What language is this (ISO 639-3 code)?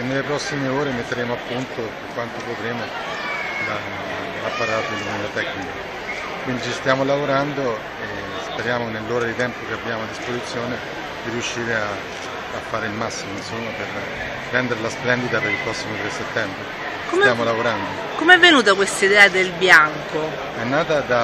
ita